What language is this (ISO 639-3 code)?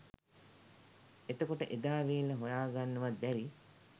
sin